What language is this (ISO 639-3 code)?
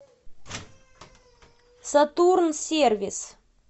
rus